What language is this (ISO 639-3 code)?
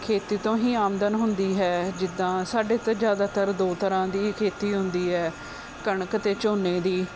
pan